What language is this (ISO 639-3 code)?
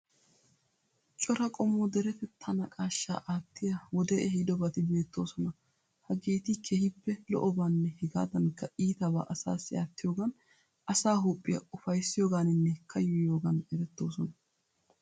wal